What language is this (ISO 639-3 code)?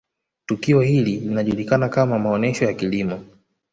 swa